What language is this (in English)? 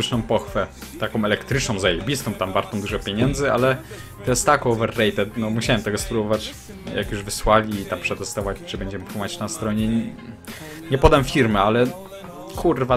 Polish